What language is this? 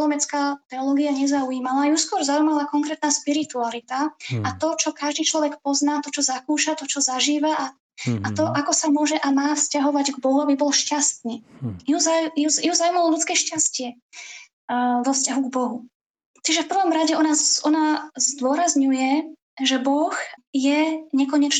Slovak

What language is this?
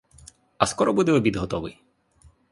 Ukrainian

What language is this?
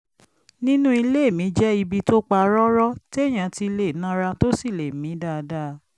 Yoruba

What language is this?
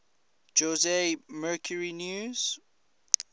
English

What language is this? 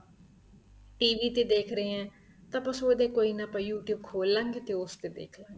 Punjabi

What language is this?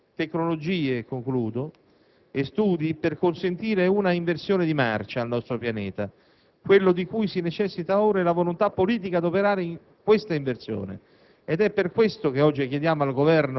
Italian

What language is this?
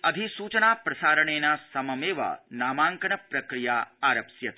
Sanskrit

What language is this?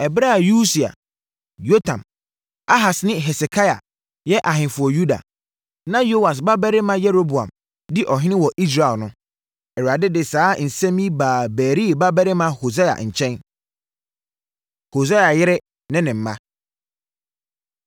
Akan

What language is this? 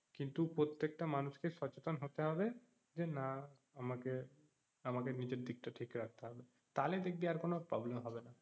Bangla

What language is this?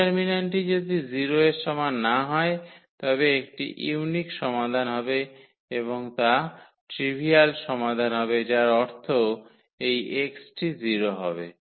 Bangla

